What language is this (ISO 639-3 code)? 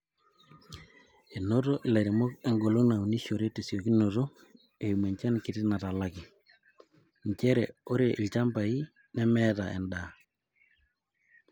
mas